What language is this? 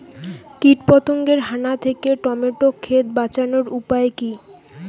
Bangla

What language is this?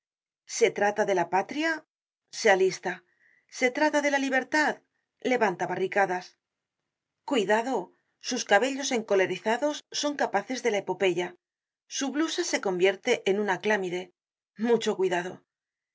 Spanish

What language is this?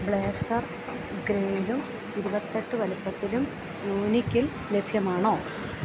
Malayalam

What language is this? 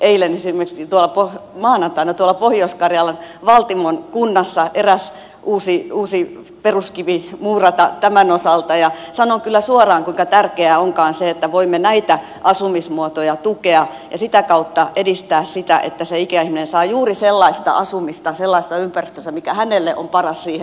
Finnish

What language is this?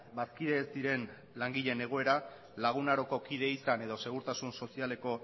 Basque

